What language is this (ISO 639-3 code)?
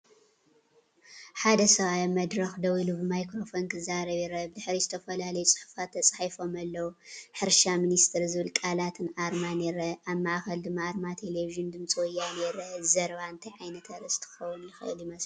tir